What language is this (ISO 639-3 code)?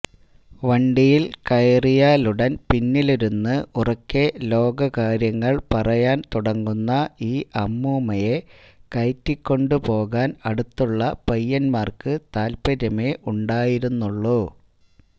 mal